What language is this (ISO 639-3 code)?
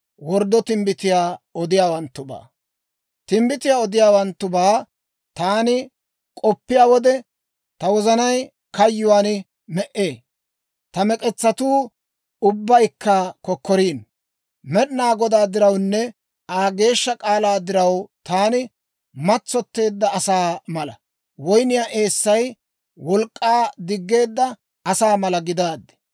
dwr